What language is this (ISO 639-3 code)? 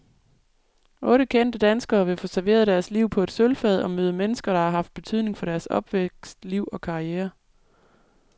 dan